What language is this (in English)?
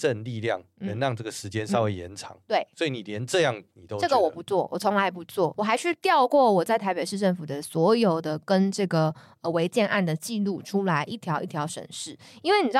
Chinese